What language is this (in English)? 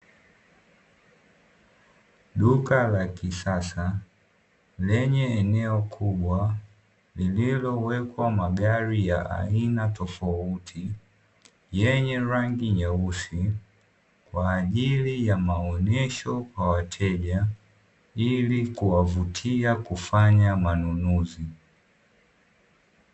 Swahili